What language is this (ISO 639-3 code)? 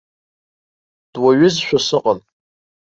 abk